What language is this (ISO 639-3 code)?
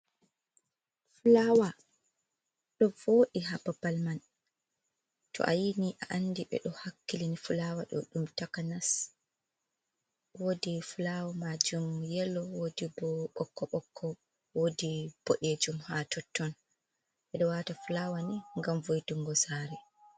ful